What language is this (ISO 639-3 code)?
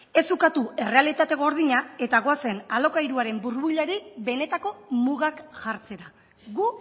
eus